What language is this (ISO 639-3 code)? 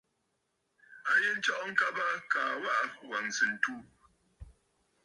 bfd